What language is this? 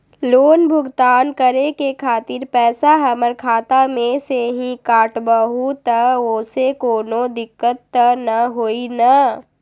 Magahi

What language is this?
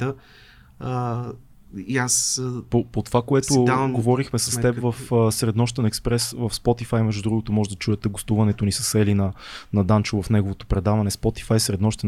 Bulgarian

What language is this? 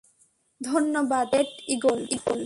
Bangla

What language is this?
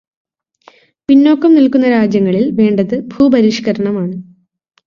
Malayalam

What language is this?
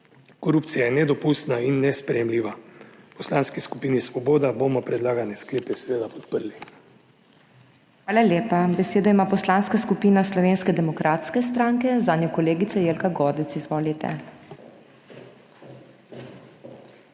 Slovenian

